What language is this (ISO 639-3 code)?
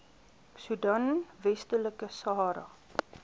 afr